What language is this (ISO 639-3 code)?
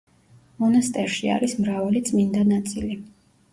kat